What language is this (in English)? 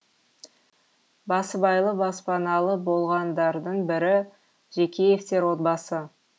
Kazakh